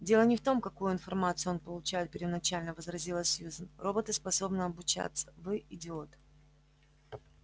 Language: Russian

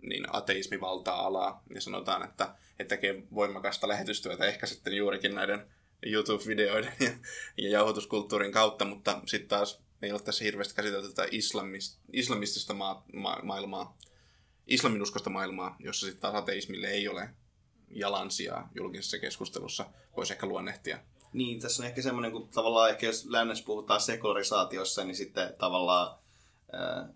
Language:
Finnish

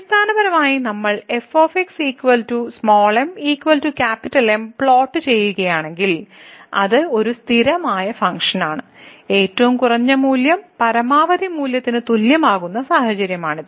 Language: Malayalam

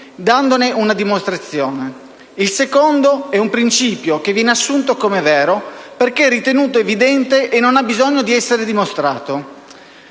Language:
Italian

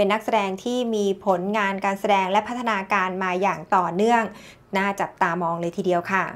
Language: Thai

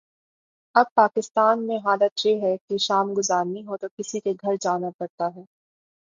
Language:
Urdu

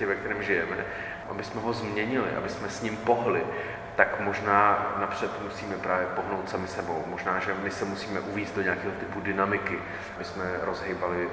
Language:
Czech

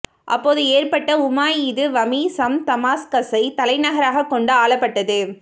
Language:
Tamil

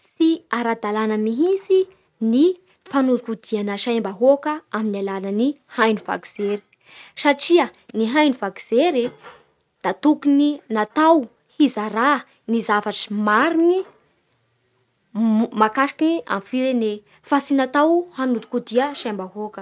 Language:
Bara Malagasy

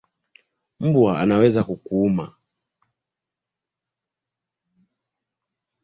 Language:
Swahili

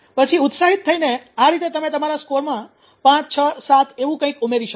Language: Gujarati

